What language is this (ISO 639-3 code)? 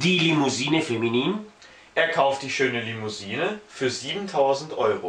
deu